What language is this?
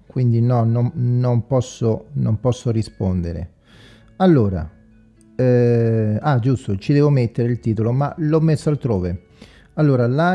Italian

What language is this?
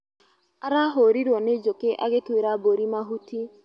Kikuyu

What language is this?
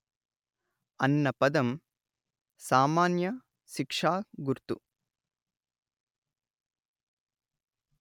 Telugu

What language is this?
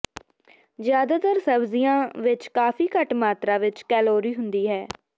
Punjabi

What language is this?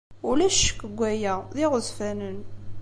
Kabyle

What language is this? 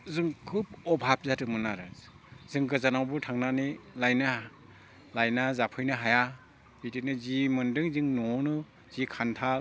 Bodo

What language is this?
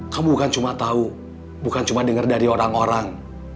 Indonesian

